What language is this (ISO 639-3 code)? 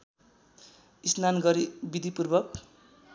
nep